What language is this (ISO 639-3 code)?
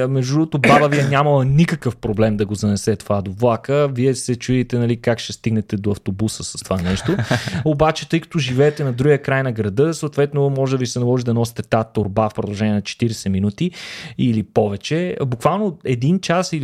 bul